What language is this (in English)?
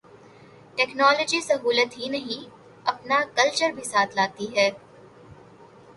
Urdu